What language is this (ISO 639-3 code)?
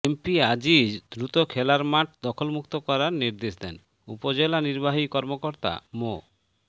ben